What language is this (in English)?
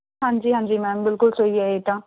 Punjabi